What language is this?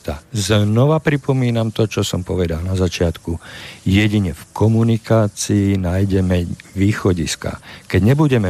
Slovak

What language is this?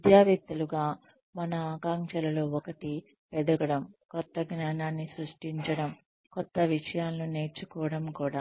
Telugu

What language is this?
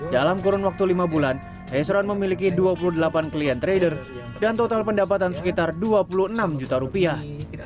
Indonesian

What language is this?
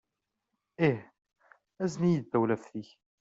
Kabyle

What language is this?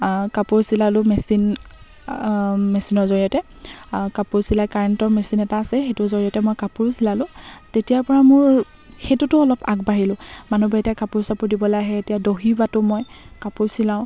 Assamese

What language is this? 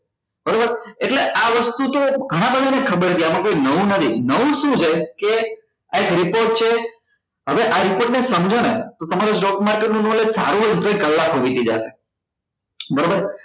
Gujarati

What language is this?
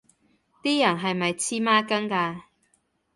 Cantonese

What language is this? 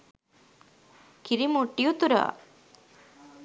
Sinhala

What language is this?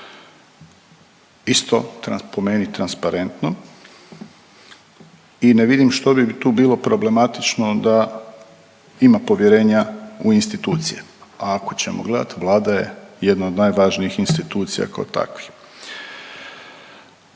Croatian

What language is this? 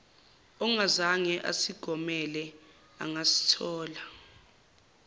Zulu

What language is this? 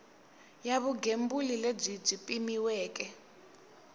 Tsonga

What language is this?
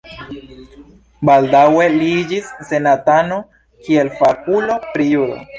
Esperanto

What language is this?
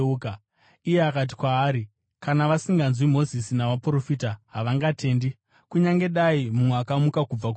Shona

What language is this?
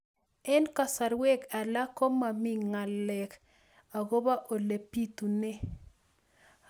Kalenjin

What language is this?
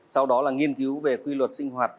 Vietnamese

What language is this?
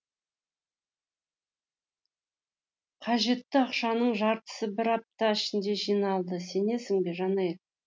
Kazakh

